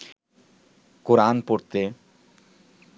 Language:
Bangla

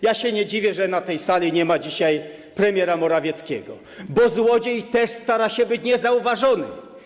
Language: Polish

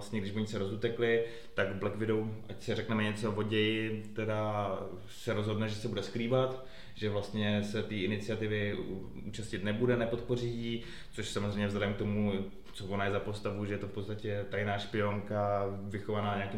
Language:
Czech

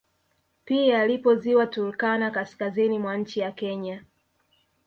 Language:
Swahili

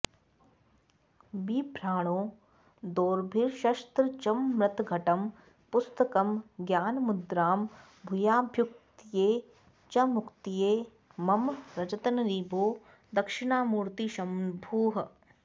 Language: Sanskrit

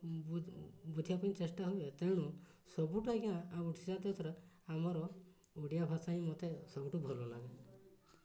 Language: Odia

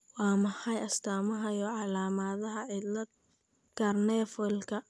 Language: Somali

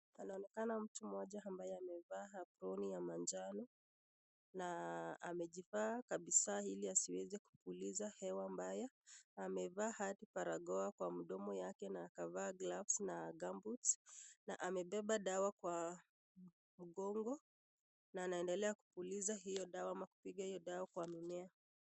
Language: Swahili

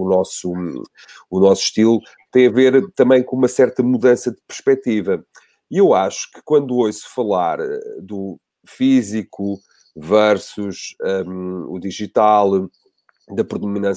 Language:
Portuguese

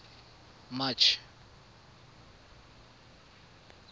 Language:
Tswana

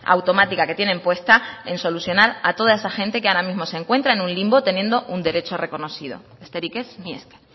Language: Spanish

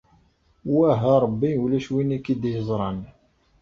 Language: Kabyle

